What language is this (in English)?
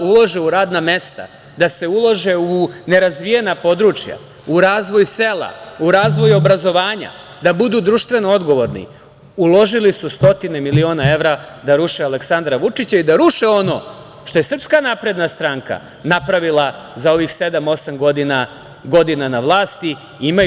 Serbian